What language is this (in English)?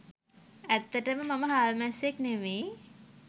Sinhala